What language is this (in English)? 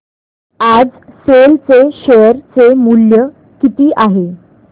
Marathi